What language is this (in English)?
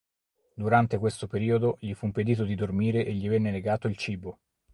Italian